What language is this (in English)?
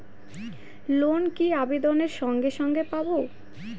Bangla